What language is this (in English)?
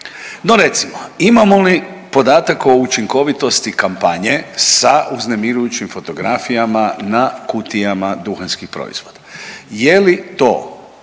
Croatian